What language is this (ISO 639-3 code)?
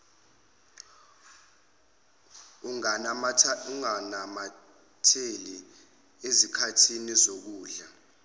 zul